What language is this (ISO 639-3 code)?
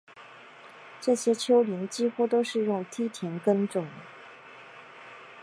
zho